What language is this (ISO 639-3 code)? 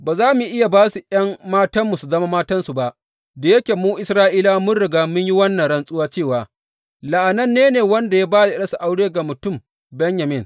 hau